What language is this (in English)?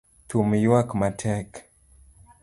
Luo (Kenya and Tanzania)